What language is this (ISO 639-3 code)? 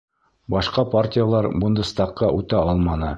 bak